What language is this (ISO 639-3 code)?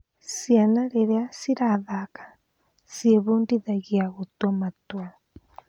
kik